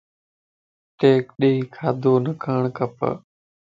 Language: Lasi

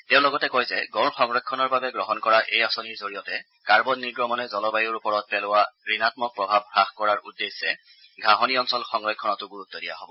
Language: Assamese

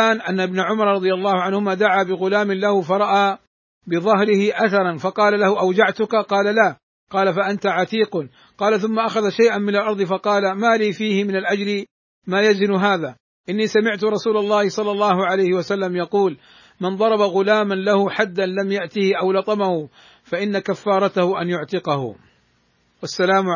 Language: Arabic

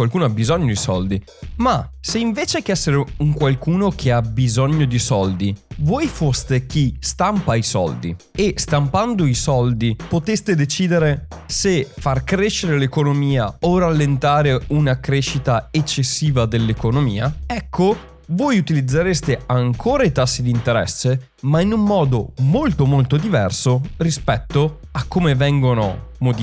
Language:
Italian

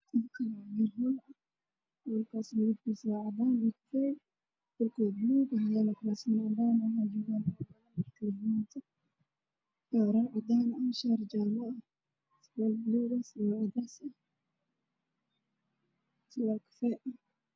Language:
Somali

